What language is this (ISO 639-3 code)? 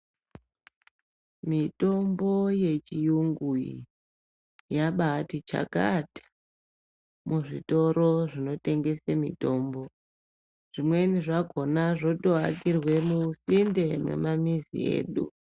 ndc